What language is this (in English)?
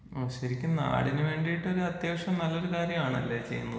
Malayalam